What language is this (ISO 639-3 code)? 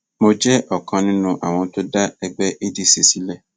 yor